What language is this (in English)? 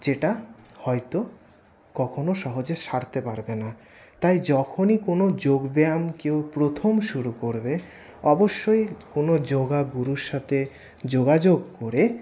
Bangla